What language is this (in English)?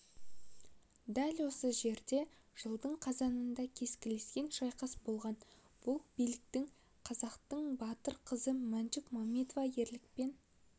Kazakh